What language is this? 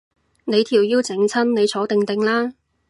Cantonese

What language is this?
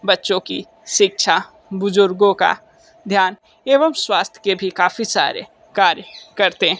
Hindi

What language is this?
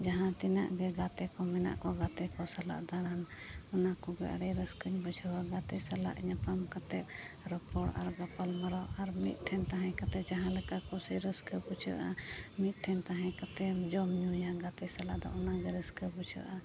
Santali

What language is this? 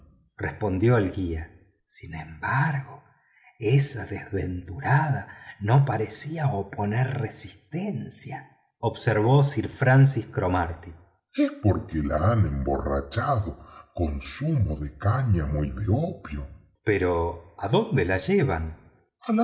Spanish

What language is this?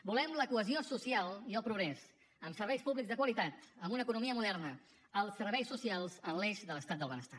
Catalan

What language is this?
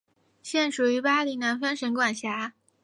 Chinese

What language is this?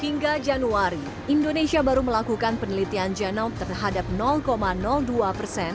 Indonesian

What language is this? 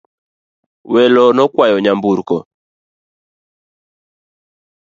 Luo (Kenya and Tanzania)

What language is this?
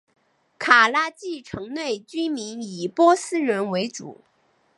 Chinese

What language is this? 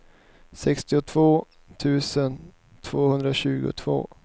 Swedish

